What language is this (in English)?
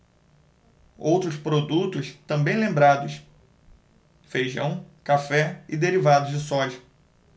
Portuguese